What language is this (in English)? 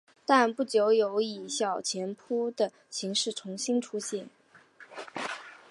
Chinese